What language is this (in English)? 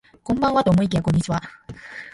Japanese